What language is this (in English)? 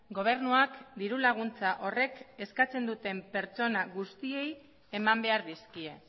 Basque